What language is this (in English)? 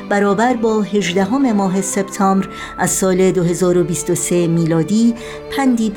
Persian